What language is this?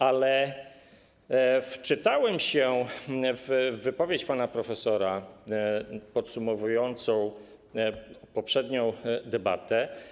Polish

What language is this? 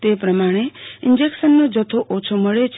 Gujarati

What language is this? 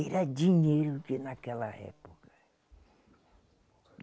Portuguese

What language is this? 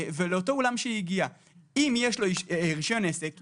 Hebrew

